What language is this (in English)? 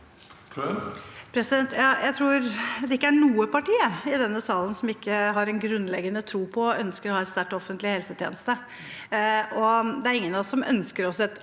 Norwegian